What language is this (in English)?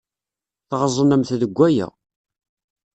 Kabyle